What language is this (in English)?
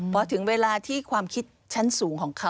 Thai